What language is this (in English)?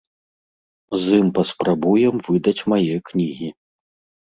Belarusian